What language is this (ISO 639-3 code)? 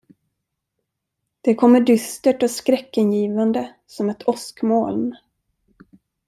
swe